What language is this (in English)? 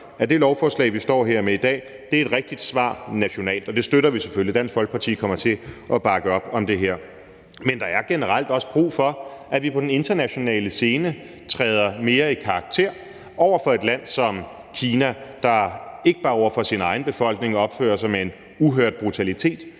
Danish